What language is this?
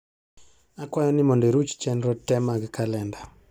Luo (Kenya and Tanzania)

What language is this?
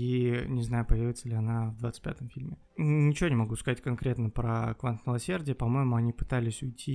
Russian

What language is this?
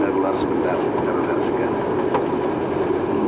Indonesian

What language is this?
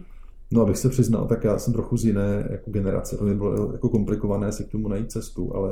Czech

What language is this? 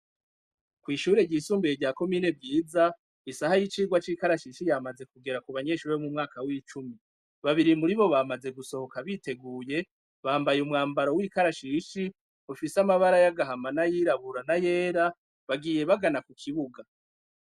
Rundi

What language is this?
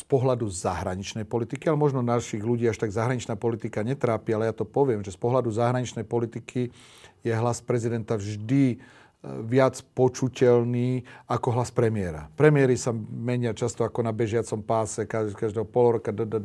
Slovak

